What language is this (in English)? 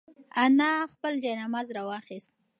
Pashto